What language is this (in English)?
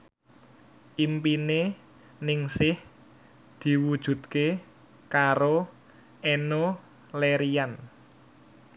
Javanese